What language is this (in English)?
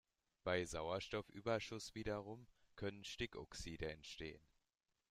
German